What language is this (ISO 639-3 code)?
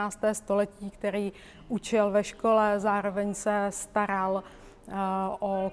ces